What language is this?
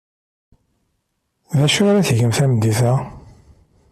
Kabyle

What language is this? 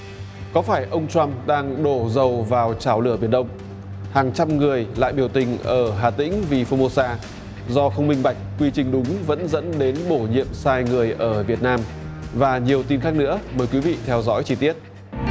Vietnamese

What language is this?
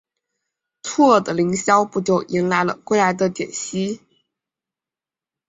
Chinese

